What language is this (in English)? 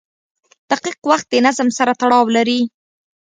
Pashto